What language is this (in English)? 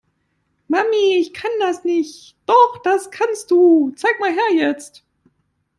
German